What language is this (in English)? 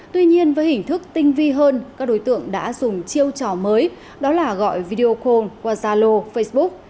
Vietnamese